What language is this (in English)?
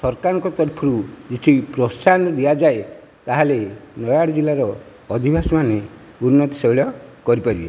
Odia